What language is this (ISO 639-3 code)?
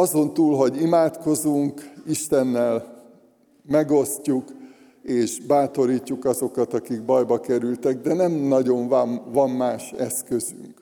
hun